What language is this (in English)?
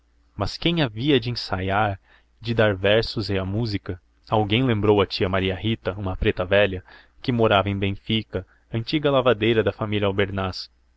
Portuguese